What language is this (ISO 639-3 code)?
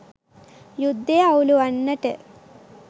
sin